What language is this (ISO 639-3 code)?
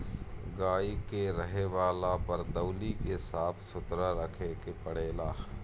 bho